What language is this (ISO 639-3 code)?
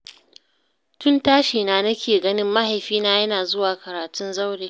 hau